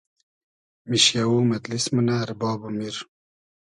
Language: Hazaragi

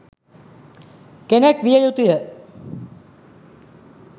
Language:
Sinhala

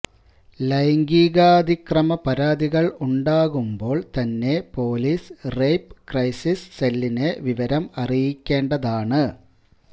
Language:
Malayalam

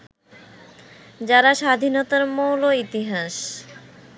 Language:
Bangla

